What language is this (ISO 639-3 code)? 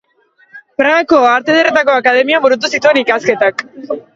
eus